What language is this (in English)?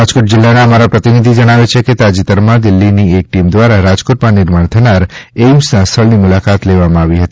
Gujarati